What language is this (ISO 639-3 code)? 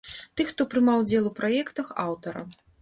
bel